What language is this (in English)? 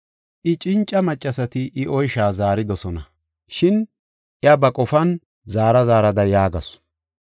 Gofa